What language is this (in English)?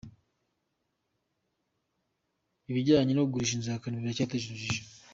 Kinyarwanda